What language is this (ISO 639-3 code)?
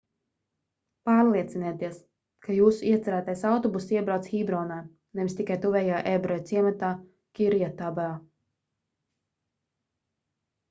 lav